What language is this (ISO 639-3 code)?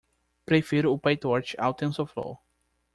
por